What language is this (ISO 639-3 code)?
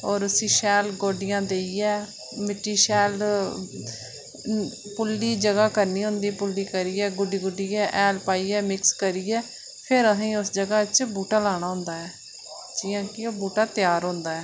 doi